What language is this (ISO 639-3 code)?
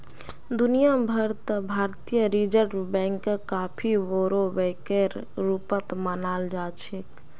mag